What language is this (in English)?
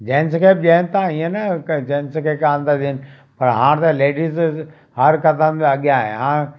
Sindhi